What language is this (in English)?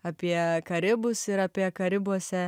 Lithuanian